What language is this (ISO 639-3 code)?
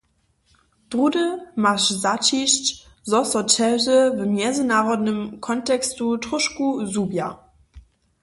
hsb